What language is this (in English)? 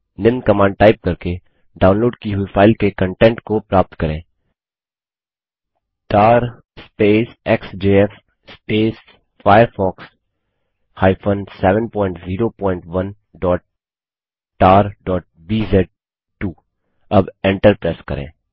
Hindi